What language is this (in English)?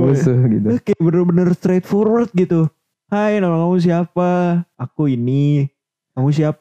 Indonesian